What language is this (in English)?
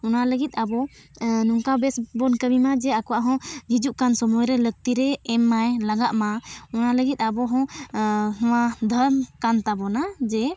Santali